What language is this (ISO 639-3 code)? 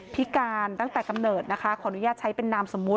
tha